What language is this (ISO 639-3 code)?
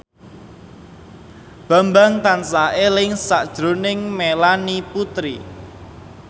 jav